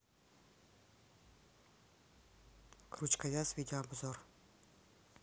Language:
Russian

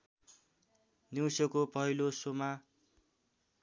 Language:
Nepali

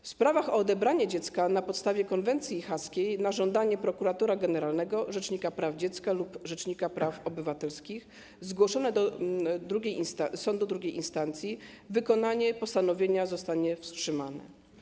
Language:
Polish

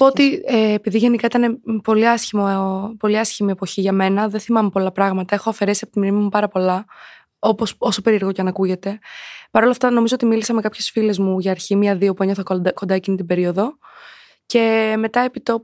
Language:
Greek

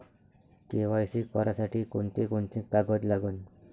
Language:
Marathi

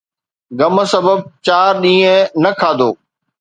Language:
Sindhi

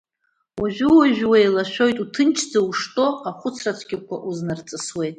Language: Abkhazian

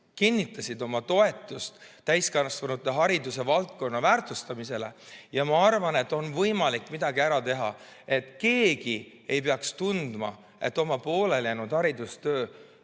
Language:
Estonian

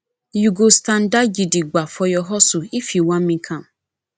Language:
Nigerian Pidgin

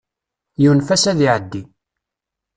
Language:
Kabyle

